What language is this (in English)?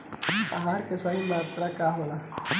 Bhojpuri